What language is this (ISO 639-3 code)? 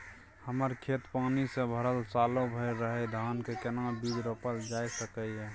mai